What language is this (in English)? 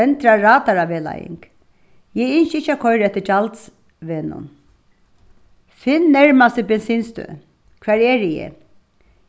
Faroese